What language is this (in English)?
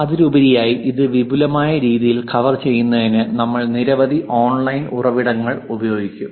Malayalam